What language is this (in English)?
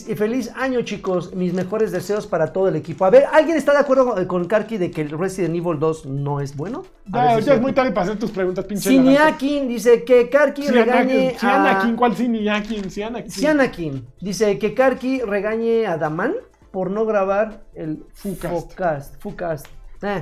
Spanish